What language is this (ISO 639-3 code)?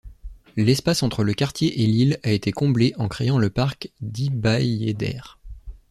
fra